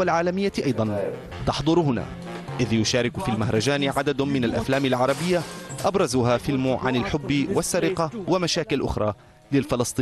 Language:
Arabic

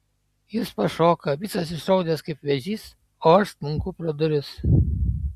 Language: Lithuanian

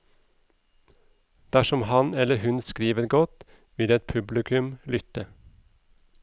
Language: Norwegian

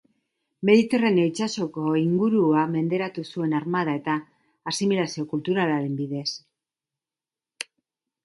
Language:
Basque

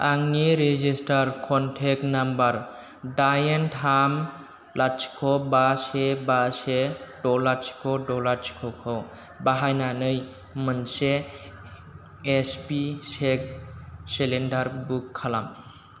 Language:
Bodo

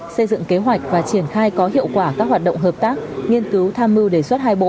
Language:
Vietnamese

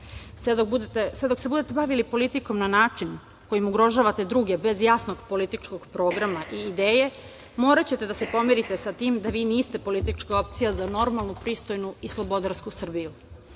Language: Serbian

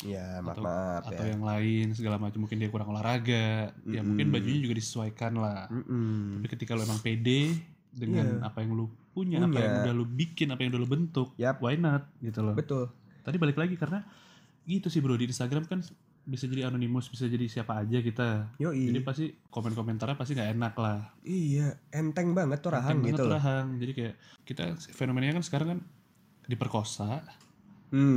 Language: Indonesian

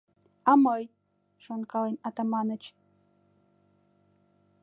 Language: Mari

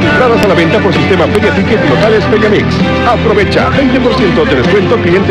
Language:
Spanish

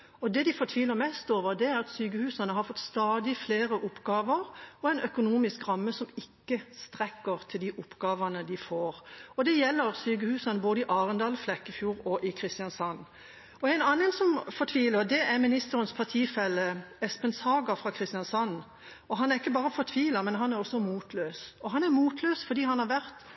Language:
Norwegian Bokmål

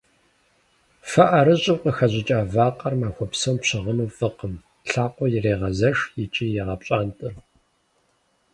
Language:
Kabardian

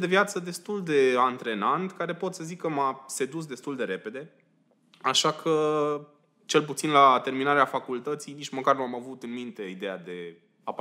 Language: Romanian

